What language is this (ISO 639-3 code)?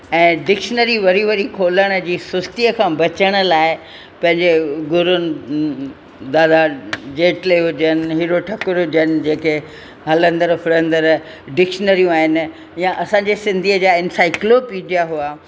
snd